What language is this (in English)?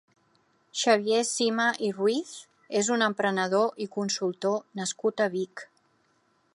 Catalan